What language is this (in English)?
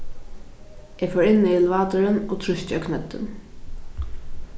Faroese